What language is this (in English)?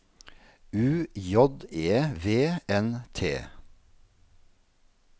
Norwegian